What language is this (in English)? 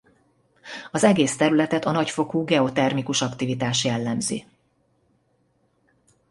Hungarian